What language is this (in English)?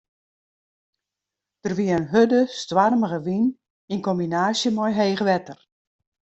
Western Frisian